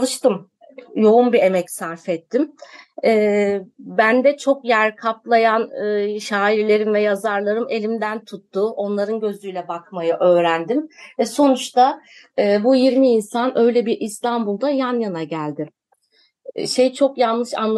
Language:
Turkish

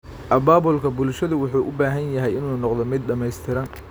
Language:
Somali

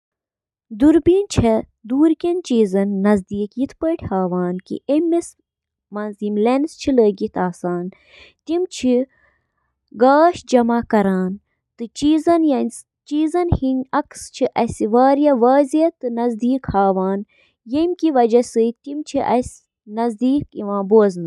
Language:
Kashmiri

